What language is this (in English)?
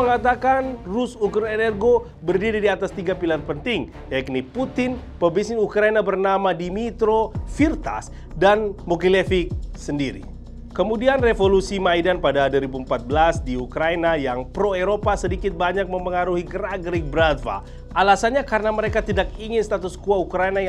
Indonesian